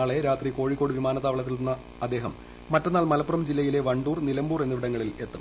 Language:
Malayalam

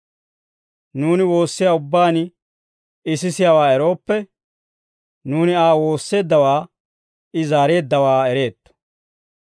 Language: Dawro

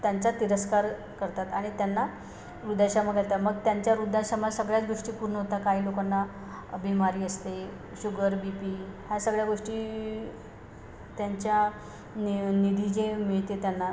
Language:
Marathi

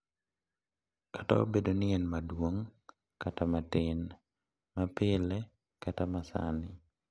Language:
Luo (Kenya and Tanzania)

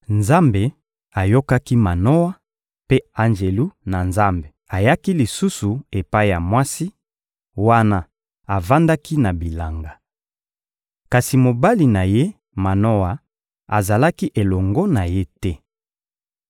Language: Lingala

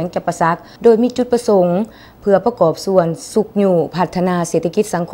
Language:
Thai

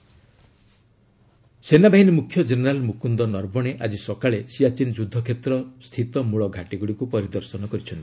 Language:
Odia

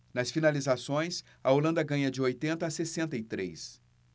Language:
Portuguese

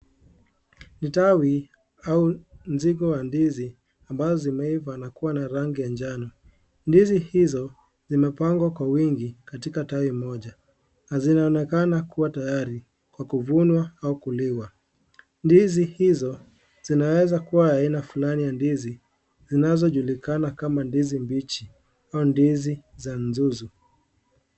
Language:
Swahili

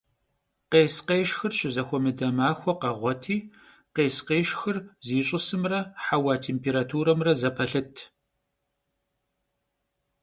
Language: Kabardian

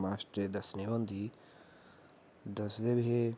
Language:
Dogri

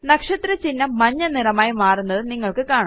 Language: Malayalam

